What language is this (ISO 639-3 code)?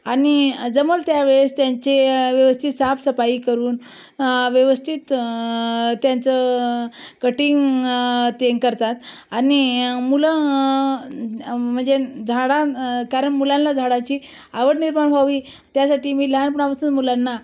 mar